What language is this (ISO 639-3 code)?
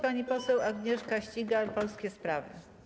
pol